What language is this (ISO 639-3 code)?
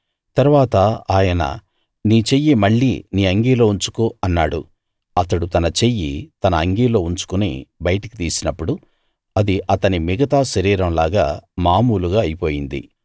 tel